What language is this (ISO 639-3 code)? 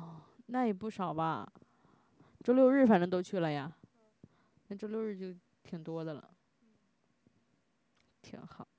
zho